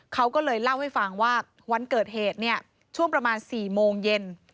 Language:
Thai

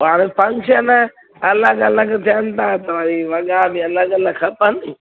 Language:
Sindhi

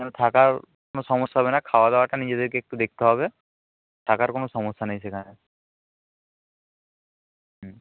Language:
Bangla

